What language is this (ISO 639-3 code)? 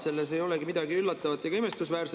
est